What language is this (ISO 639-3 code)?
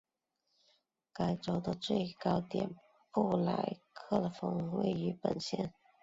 zho